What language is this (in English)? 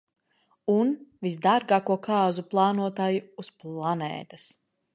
Latvian